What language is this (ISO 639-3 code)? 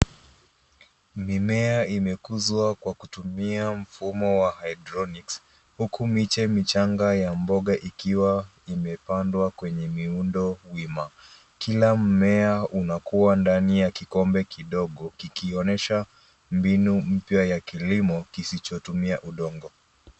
swa